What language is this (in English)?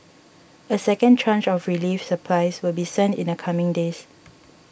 English